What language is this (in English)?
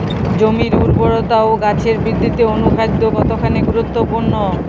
Bangla